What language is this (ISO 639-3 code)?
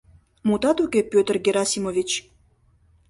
chm